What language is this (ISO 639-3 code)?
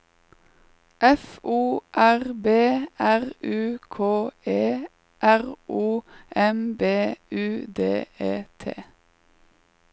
nor